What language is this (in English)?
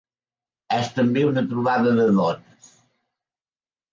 Catalan